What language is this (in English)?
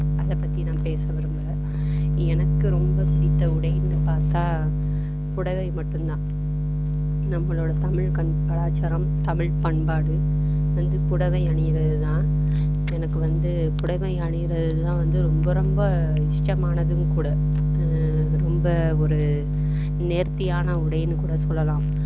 Tamil